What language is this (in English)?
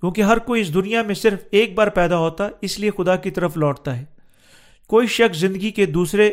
Urdu